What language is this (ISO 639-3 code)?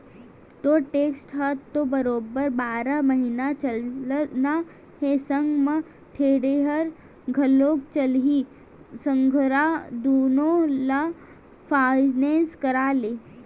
hne